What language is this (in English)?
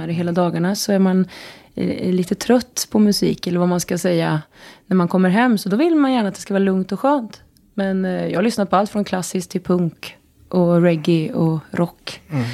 Swedish